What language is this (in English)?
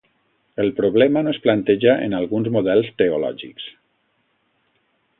Catalan